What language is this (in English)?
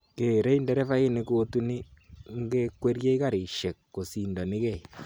Kalenjin